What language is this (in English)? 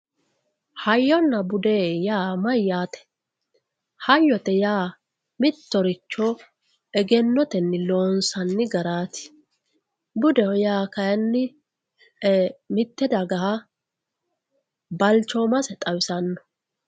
Sidamo